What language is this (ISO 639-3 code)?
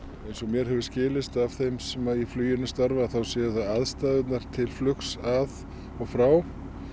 isl